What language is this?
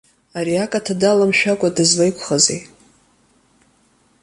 Abkhazian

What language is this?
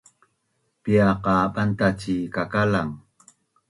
Bunun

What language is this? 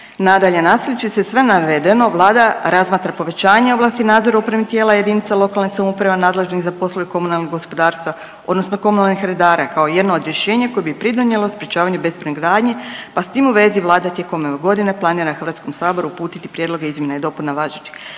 Croatian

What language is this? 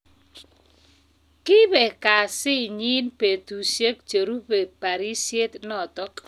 Kalenjin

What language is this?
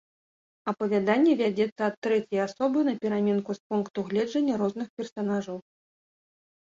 Belarusian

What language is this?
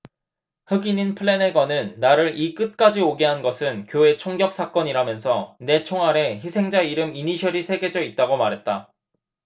Korean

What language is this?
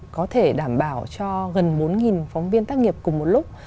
Vietnamese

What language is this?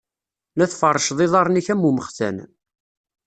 Kabyle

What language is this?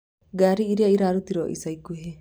Kikuyu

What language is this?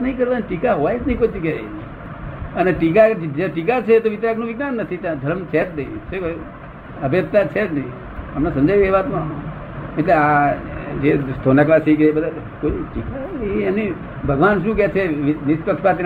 Gujarati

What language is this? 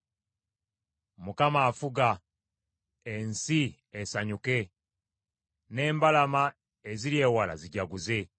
Ganda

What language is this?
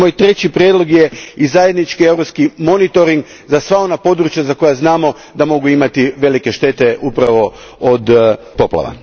Croatian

